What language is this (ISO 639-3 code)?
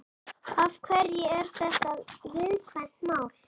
isl